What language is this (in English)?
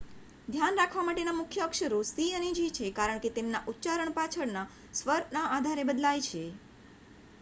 Gujarati